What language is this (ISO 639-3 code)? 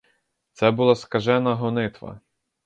ukr